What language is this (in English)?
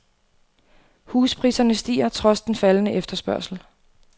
Danish